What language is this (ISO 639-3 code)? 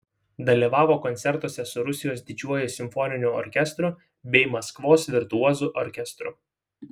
lit